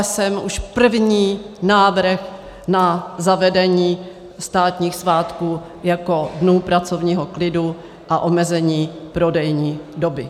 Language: Czech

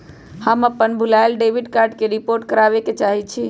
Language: Magahi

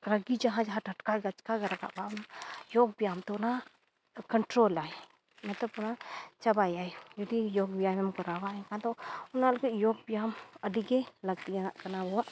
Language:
Santali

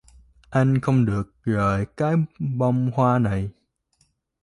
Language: Vietnamese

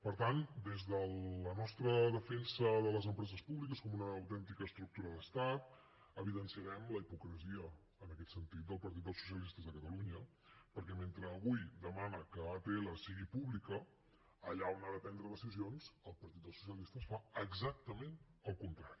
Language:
Catalan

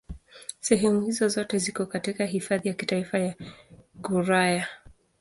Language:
Swahili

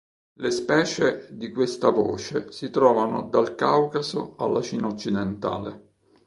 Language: Italian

